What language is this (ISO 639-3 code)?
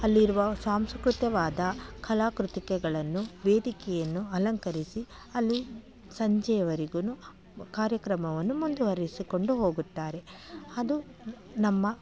kan